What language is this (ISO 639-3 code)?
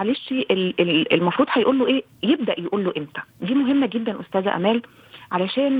ara